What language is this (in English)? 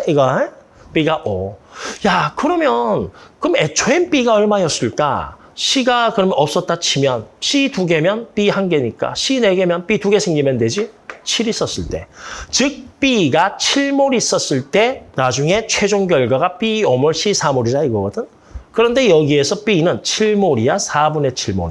Korean